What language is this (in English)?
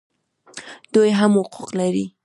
Pashto